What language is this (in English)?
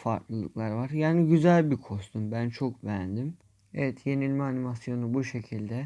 Turkish